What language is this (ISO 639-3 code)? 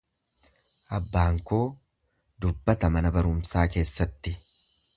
orm